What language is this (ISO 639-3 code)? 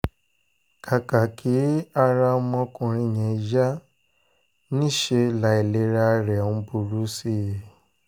yor